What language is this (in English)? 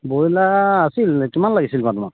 Assamese